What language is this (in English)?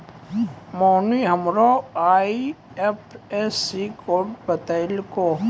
Maithili